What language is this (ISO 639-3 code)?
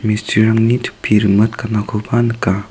grt